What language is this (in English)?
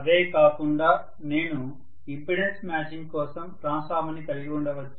Telugu